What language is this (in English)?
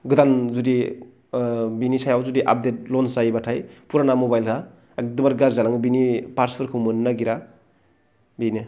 Bodo